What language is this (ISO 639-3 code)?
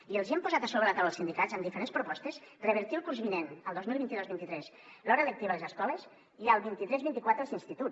cat